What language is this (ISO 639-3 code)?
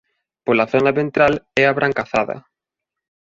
glg